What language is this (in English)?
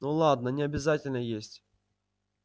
Russian